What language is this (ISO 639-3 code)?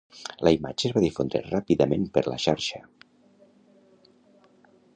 cat